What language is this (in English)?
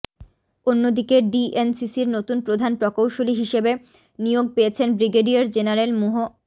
Bangla